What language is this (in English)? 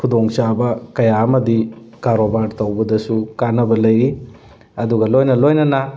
Manipuri